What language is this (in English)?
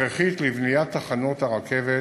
Hebrew